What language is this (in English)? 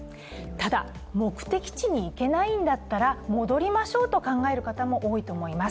Japanese